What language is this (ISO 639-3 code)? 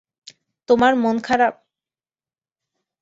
ben